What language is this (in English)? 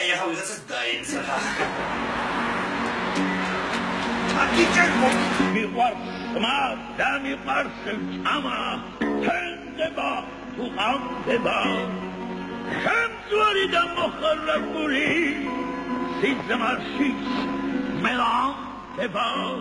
Turkish